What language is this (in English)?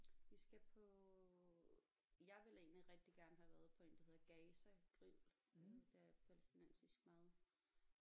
Danish